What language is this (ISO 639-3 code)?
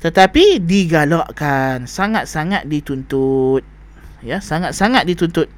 msa